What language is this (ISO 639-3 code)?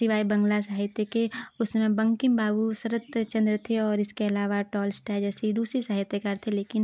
hin